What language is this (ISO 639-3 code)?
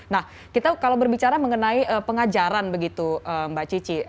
ind